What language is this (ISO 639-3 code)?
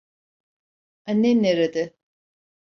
tur